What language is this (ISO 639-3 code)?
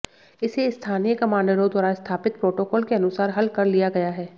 hin